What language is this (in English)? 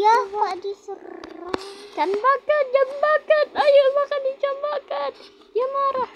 Indonesian